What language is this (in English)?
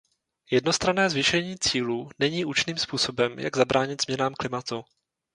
Czech